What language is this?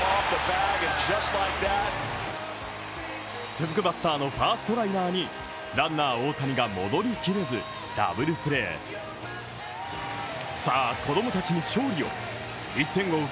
Japanese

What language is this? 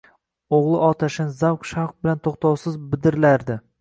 Uzbek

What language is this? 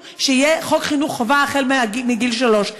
Hebrew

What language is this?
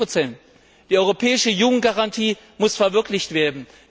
German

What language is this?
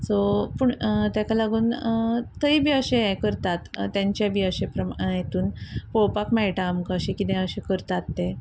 Konkani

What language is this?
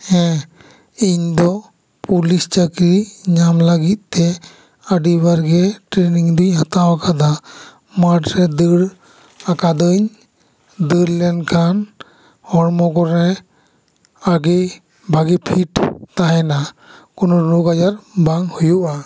Santali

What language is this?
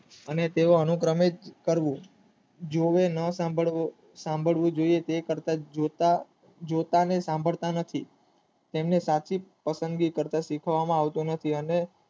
Gujarati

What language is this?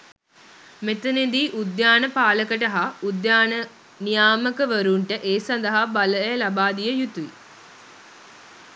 Sinhala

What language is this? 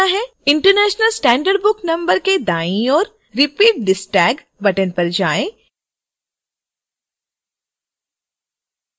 Hindi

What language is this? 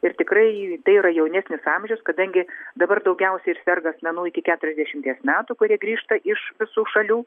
Lithuanian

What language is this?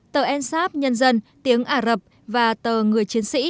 Vietnamese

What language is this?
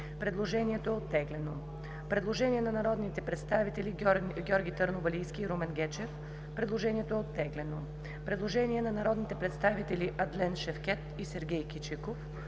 Bulgarian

